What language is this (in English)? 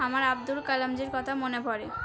Bangla